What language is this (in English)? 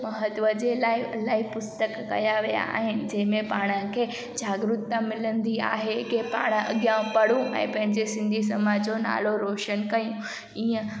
Sindhi